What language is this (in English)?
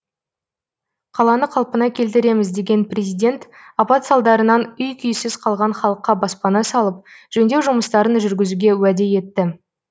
Kazakh